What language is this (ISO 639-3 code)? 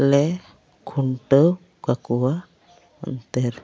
sat